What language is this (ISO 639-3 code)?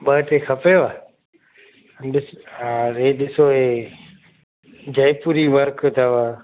snd